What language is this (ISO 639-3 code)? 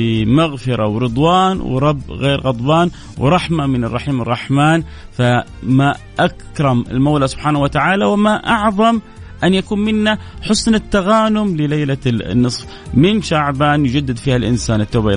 ara